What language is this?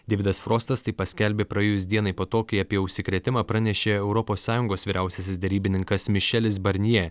Lithuanian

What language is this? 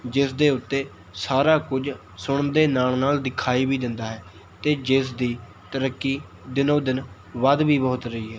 Punjabi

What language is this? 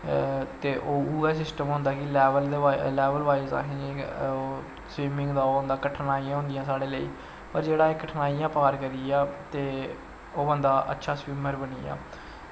Dogri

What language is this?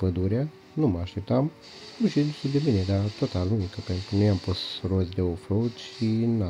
Romanian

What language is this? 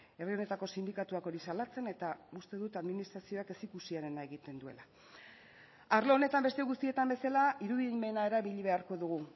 Basque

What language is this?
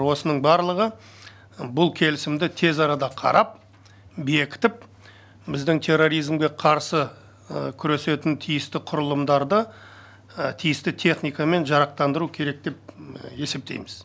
Kazakh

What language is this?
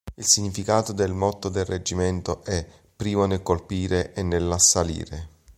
Italian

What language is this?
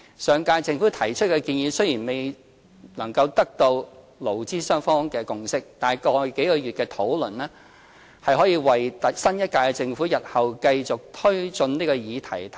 Cantonese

